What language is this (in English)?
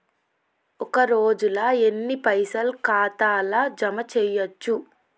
Telugu